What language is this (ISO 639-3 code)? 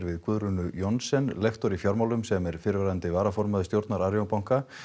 isl